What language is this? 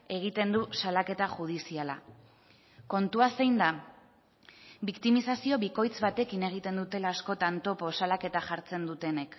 Basque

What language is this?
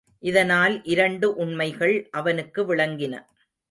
Tamil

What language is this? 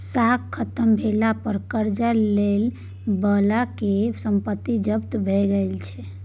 Maithili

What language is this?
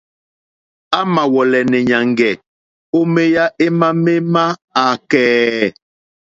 Mokpwe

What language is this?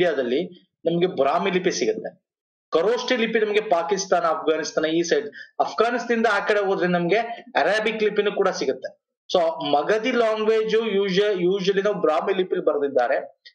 English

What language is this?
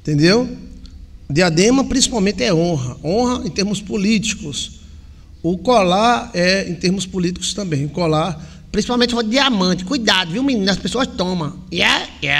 Portuguese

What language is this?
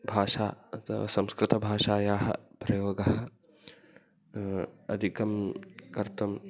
Sanskrit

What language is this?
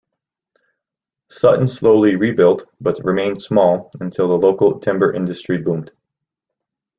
English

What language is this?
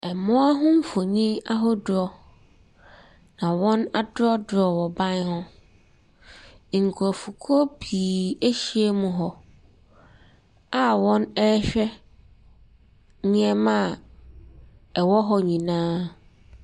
Akan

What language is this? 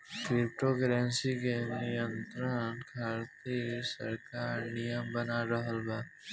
Bhojpuri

